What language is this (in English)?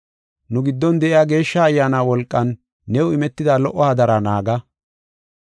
Gofa